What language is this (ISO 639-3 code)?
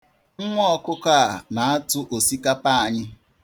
ibo